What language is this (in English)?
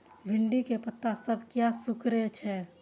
Maithili